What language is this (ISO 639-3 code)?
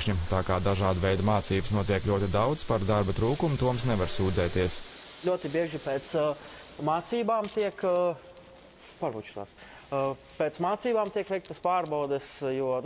lav